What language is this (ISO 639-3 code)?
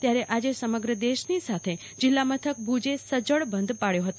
guj